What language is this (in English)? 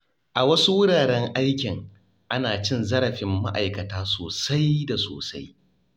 Hausa